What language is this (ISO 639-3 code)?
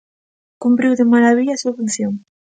glg